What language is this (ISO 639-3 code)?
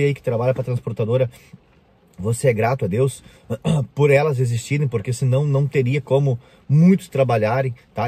por